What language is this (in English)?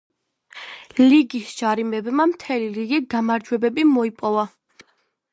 Georgian